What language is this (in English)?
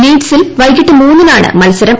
Malayalam